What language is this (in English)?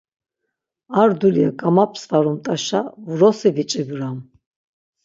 Laz